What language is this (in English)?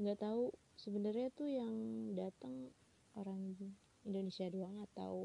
Indonesian